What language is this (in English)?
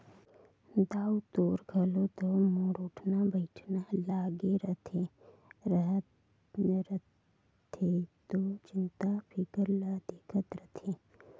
Chhattisgarhi